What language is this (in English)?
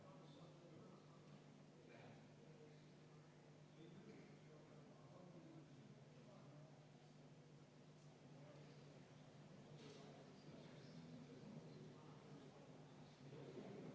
Estonian